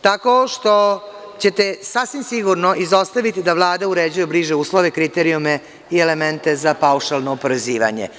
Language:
Serbian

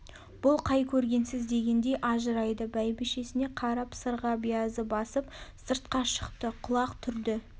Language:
Kazakh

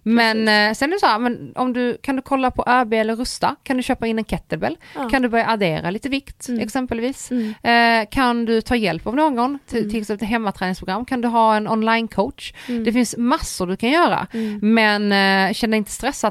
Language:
Swedish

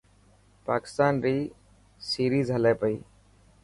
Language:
Dhatki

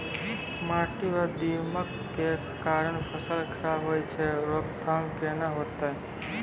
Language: Maithili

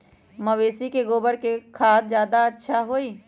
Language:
Magahi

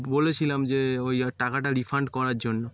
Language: Bangla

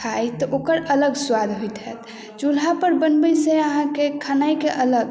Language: Maithili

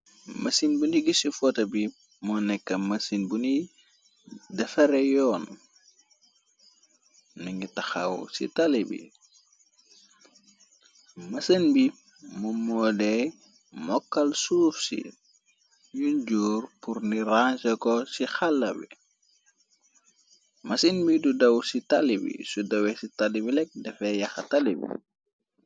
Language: Wolof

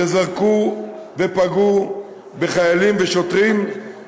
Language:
Hebrew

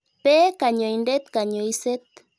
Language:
Kalenjin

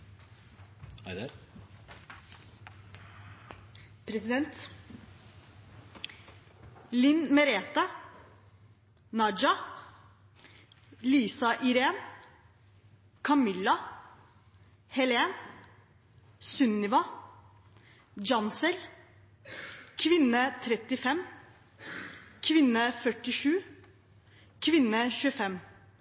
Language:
Norwegian Bokmål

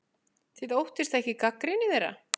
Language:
Icelandic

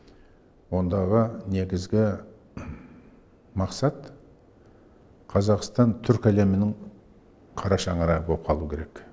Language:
Kazakh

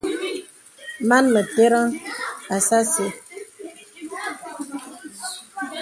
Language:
Bebele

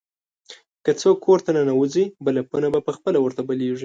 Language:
Pashto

